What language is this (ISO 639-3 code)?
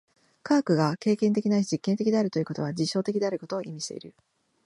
jpn